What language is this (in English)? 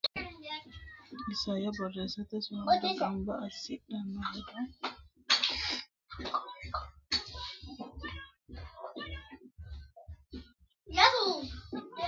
Sidamo